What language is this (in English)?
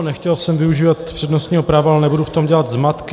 Czech